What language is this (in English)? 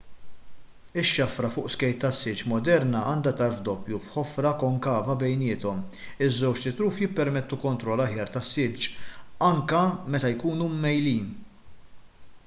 Maltese